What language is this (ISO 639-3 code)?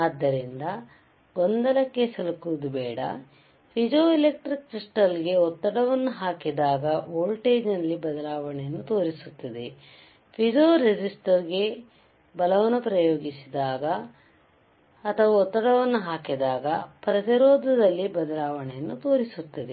kan